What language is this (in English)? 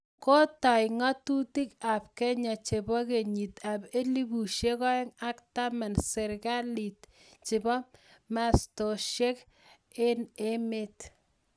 Kalenjin